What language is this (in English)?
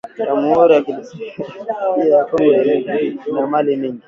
Swahili